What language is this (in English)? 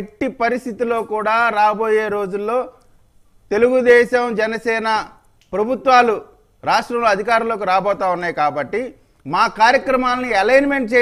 Telugu